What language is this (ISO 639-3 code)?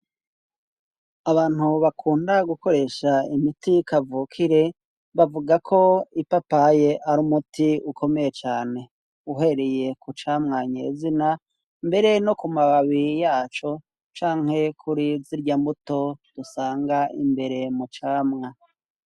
run